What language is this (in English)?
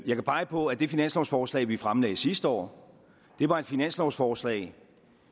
Danish